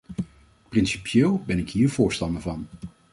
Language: Dutch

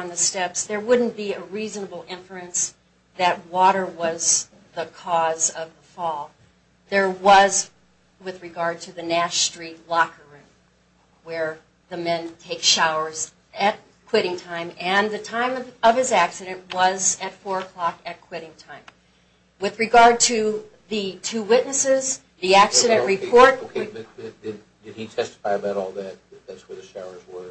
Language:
English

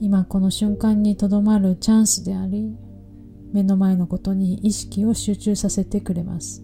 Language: Japanese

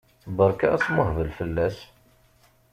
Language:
Kabyle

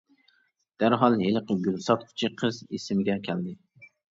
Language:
Uyghur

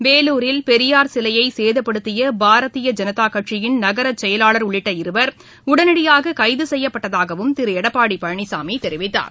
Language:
Tamil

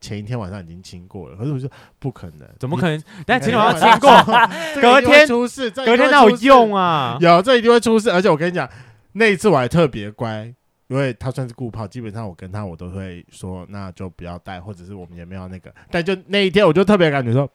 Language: Chinese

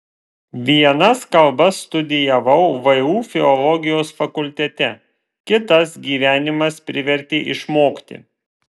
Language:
Lithuanian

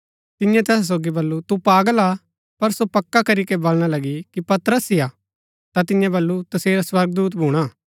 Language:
Gaddi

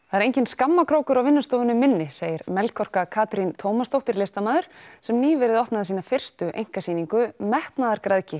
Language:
Icelandic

